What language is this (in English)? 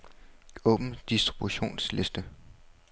Danish